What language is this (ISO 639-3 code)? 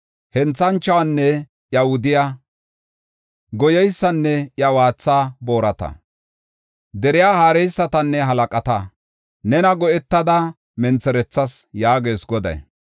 gof